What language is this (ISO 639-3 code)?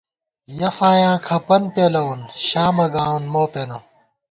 gwt